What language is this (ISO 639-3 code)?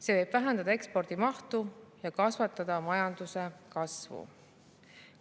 est